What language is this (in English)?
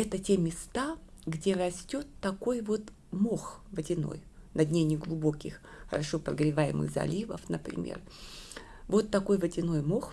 Russian